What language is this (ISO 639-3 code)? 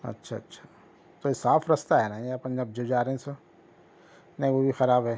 urd